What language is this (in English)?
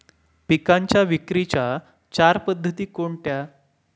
Marathi